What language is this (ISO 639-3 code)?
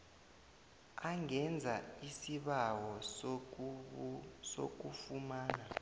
nbl